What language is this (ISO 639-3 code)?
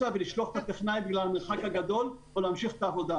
heb